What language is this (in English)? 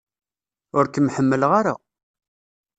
Kabyle